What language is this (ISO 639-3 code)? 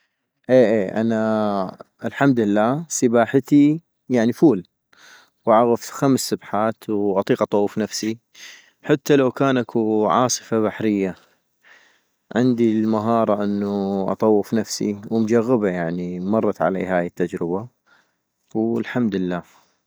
ayp